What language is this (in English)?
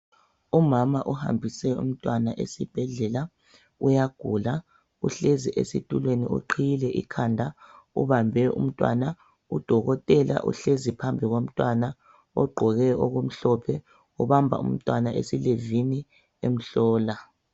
North Ndebele